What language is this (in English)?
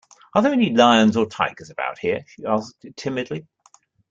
English